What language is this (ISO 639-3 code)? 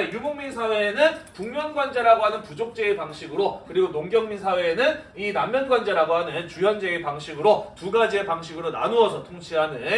kor